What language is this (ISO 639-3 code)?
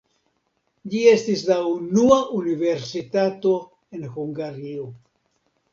epo